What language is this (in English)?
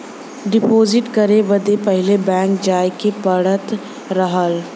Bhojpuri